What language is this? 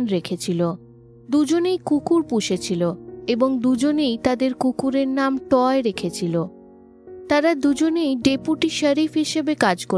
Bangla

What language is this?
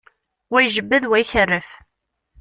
Kabyle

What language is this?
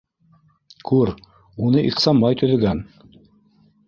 Bashkir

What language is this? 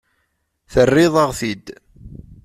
Kabyle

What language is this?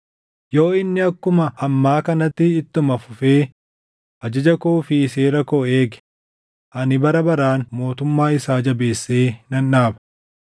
Oromo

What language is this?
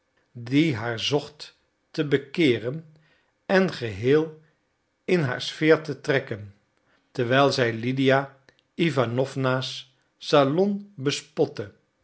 Dutch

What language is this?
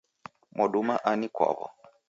Taita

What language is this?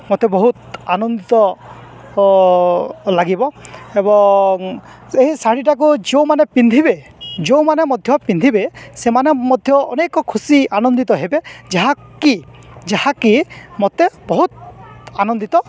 Odia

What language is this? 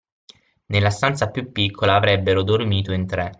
Italian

